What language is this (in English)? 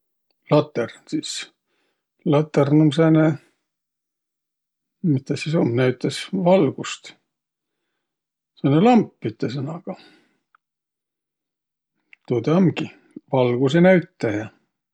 Võro